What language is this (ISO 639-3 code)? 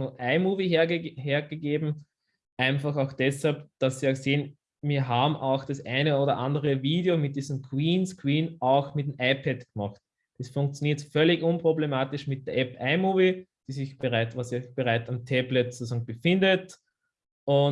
deu